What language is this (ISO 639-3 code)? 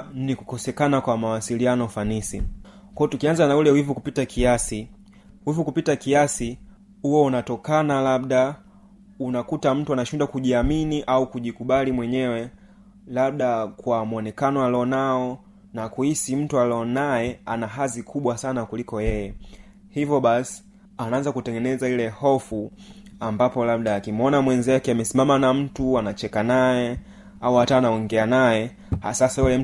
swa